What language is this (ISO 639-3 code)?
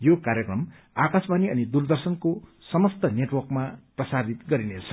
nep